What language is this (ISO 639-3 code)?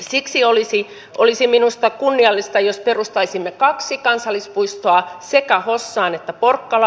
fin